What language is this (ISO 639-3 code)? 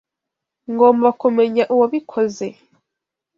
kin